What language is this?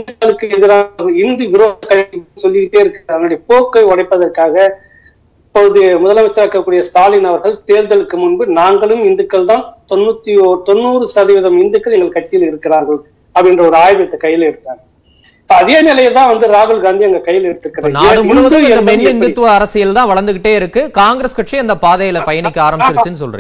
Tamil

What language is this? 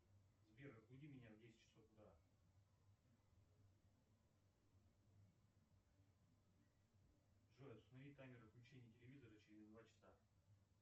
Russian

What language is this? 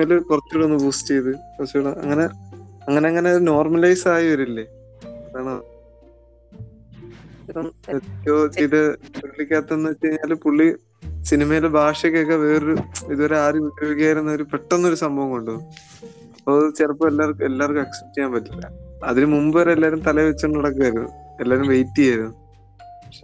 Malayalam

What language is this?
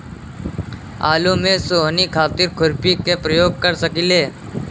Bhojpuri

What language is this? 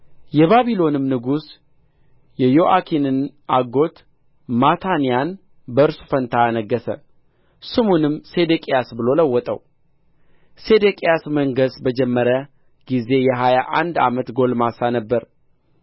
Amharic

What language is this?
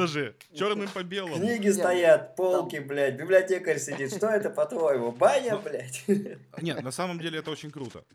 Russian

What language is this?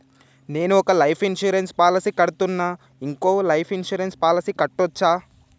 Telugu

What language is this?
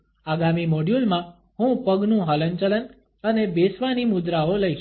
Gujarati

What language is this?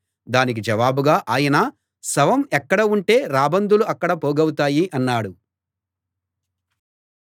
Telugu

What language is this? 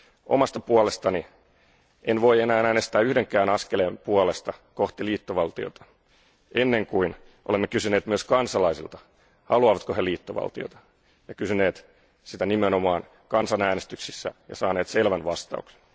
Finnish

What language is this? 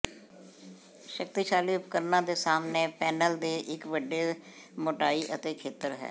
Punjabi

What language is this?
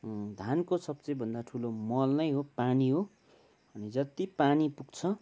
Nepali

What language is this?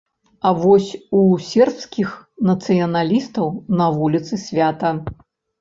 Belarusian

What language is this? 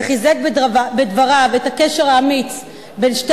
Hebrew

